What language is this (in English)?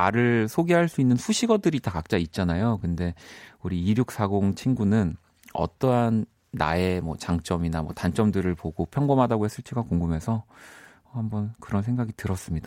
Korean